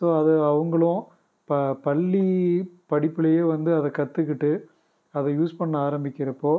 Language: Tamil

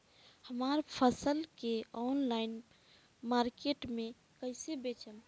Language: Bhojpuri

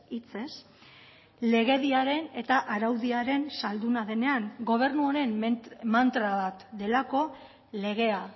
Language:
Basque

